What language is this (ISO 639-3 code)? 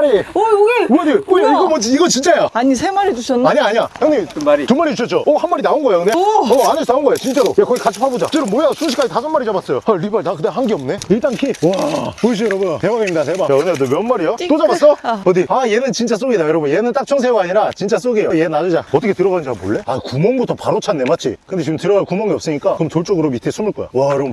kor